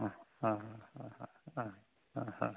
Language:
Assamese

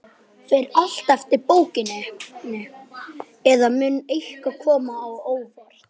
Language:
Icelandic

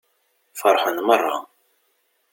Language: Kabyle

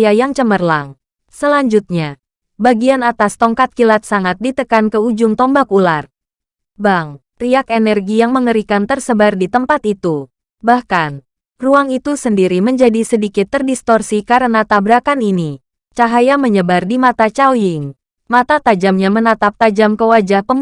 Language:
Indonesian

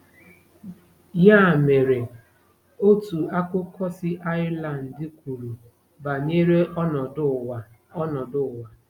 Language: Igbo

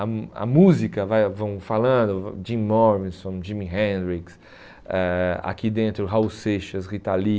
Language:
Portuguese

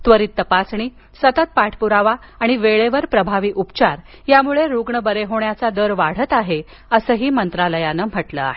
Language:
Marathi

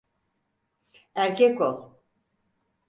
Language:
Turkish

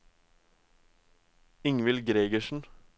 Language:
Norwegian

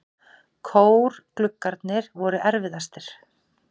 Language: Icelandic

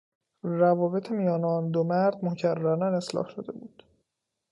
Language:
Persian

